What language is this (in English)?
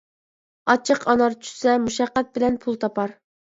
Uyghur